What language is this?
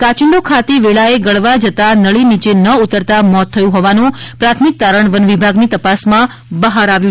Gujarati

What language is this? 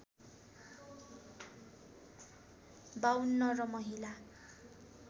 Nepali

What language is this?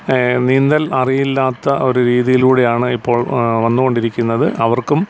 Malayalam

